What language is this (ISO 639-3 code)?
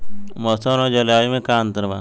bho